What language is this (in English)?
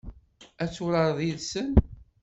Kabyle